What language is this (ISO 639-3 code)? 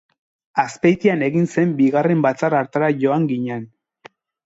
eus